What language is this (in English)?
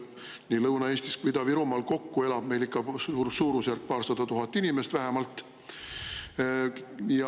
Estonian